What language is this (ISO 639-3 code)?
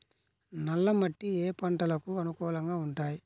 tel